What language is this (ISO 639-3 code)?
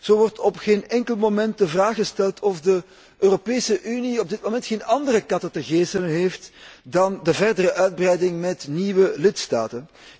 nld